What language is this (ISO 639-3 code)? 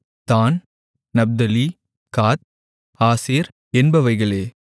tam